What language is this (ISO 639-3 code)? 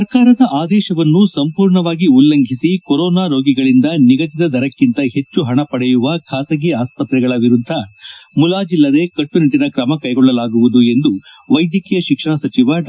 kan